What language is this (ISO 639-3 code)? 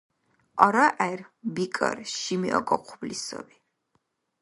dar